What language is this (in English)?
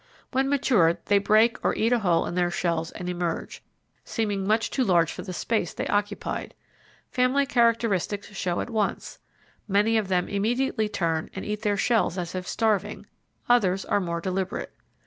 English